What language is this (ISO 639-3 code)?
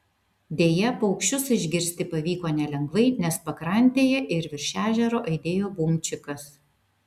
lit